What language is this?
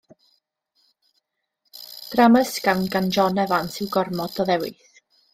Welsh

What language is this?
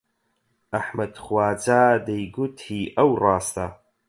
Central Kurdish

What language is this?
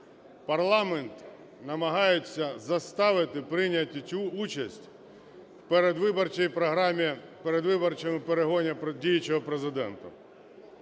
Ukrainian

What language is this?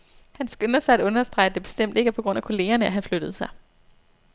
Danish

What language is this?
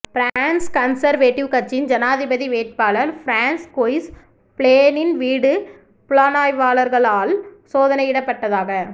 Tamil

